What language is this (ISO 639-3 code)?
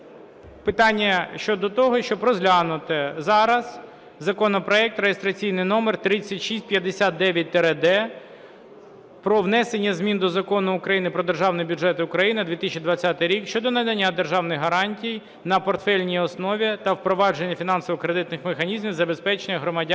ukr